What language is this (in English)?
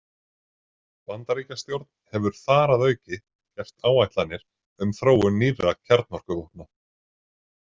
Icelandic